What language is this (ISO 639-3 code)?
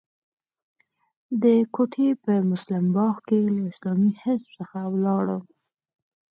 pus